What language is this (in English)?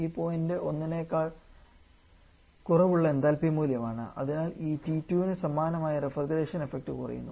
Malayalam